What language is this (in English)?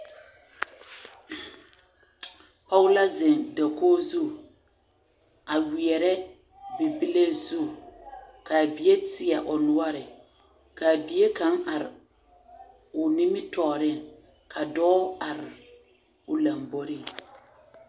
Southern Dagaare